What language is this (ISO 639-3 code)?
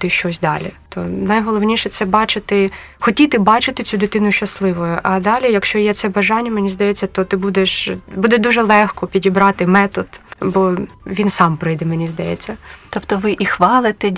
ukr